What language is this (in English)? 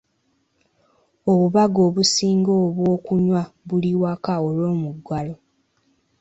Ganda